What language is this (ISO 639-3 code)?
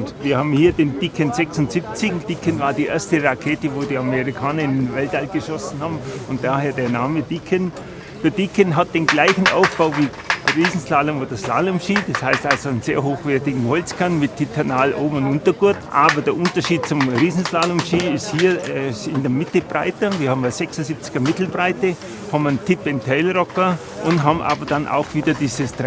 deu